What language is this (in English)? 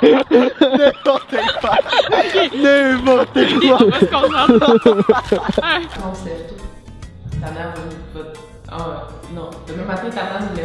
French